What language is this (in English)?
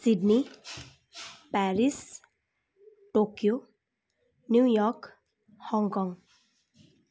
Nepali